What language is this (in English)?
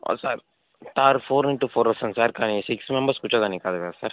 Telugu